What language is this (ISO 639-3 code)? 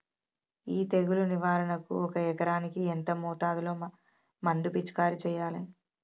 tel